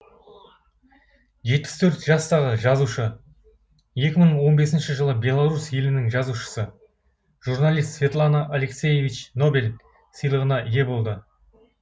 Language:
Kazakh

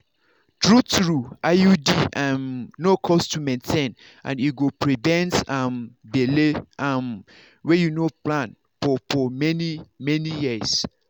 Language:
Nigerian Pidgin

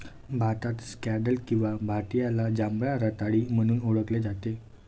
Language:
Marathi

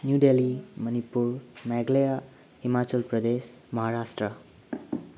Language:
Manipuri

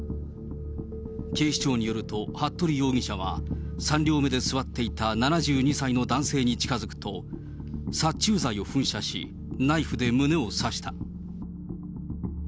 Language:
Japanese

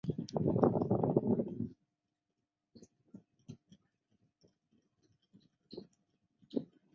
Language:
Chinese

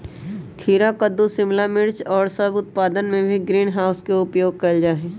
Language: Magahi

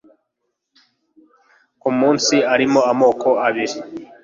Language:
Kinyarwanda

